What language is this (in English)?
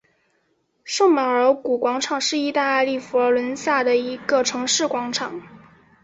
Chinese